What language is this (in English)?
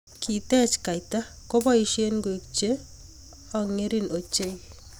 Kalenjin